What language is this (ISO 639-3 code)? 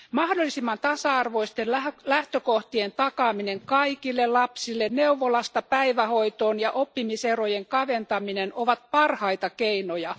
fin